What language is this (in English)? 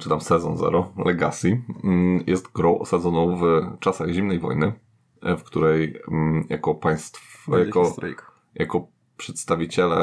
Polish